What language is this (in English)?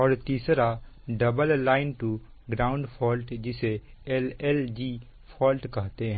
Hindi